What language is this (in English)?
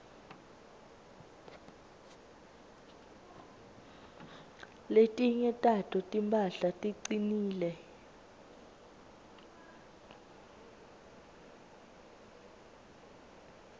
Swati